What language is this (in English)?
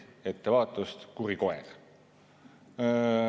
Estonian